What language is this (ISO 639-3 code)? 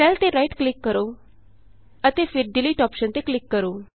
pan